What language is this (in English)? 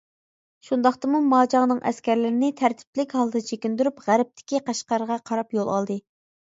Uyghur